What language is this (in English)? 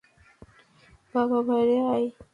Bangla